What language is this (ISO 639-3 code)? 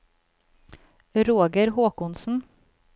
nor